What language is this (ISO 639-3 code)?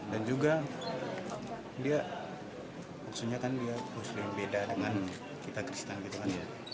ind